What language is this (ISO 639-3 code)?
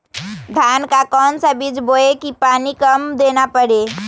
mag